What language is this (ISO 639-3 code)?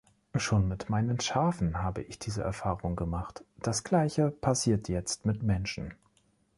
deu